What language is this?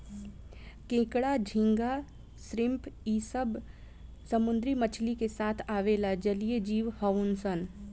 Bhojpuri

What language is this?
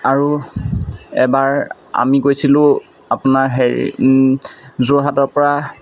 Assamese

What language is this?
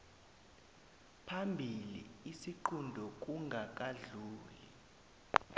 South Ndebele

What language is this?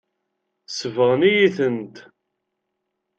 Kabyle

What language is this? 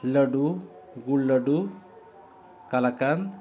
Santali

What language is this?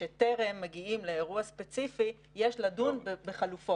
Hebrew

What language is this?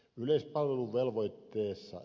Finnish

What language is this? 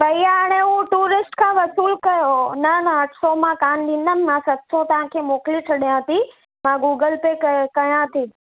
Sindhi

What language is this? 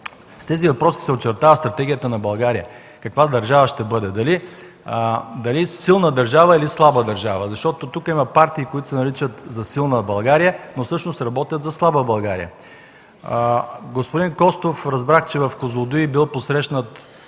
Bulgarian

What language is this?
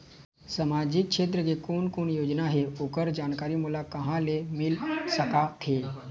Chhattisgarhi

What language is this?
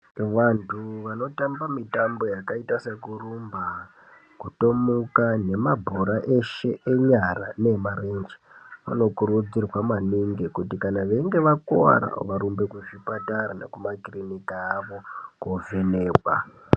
Ndau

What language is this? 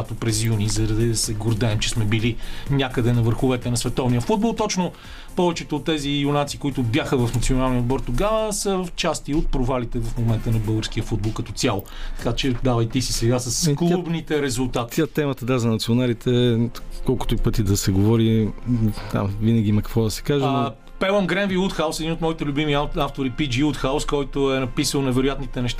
Bulgarian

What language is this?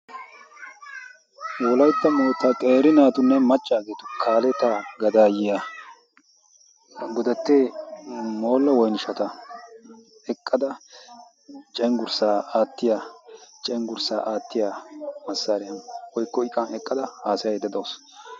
Wolaytta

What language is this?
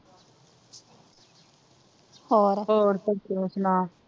Punjabi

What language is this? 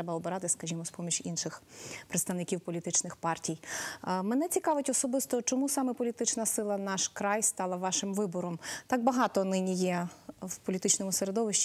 Ukrainian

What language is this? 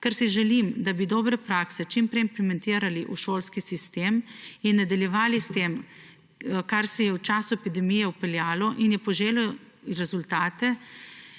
Slovenian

